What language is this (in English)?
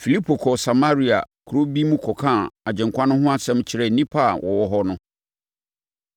Akan